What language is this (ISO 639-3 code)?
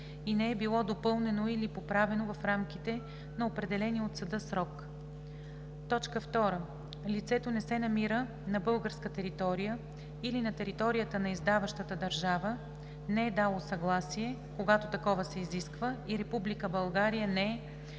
bul